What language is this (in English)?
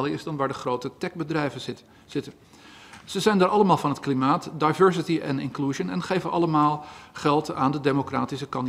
Dutch